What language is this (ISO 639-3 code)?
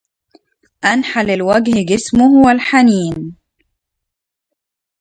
ara